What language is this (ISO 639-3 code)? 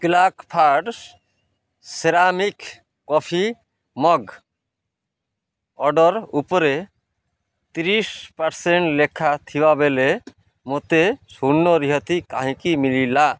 ori